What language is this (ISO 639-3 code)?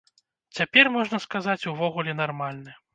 bel